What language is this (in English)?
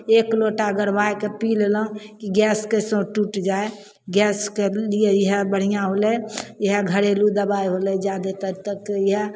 Maithili